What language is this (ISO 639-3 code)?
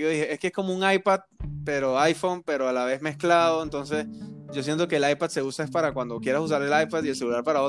spa